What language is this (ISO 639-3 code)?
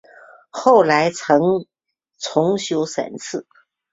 zho